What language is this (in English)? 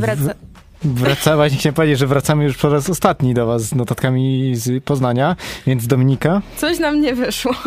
Polish